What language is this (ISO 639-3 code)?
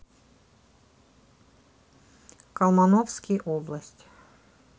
rus